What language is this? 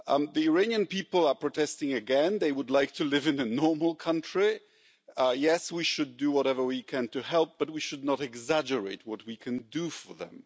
English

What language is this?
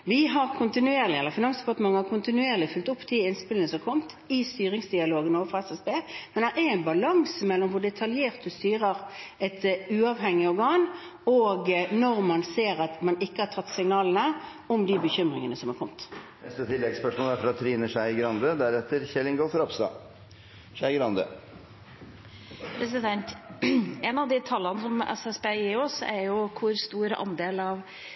Norwegian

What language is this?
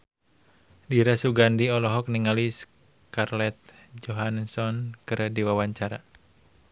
Sundanese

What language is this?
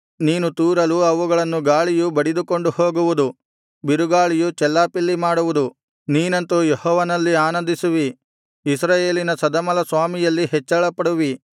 Kannada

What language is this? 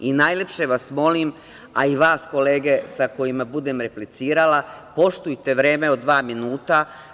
Serbian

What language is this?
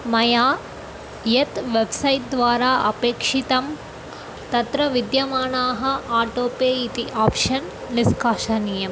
Sanskrit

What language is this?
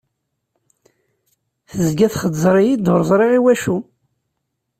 Kabyle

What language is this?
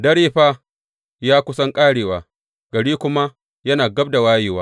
Hausa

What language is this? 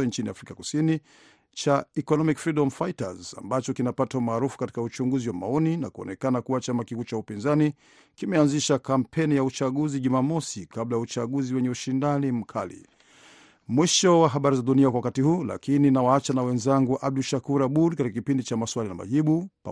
Swahili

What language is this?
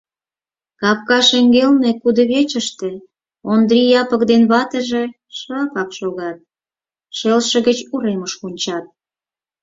Mari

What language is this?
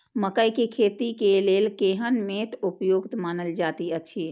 Maithili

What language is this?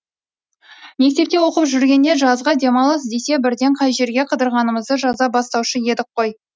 Kazakh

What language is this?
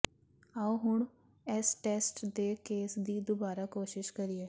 Punjabi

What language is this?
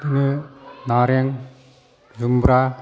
Bodo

